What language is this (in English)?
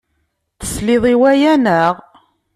Kabyle